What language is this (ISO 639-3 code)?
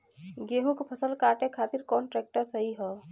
bho